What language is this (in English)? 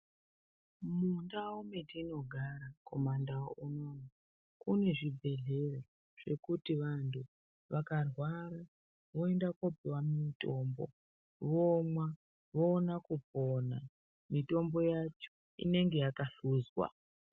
Ndau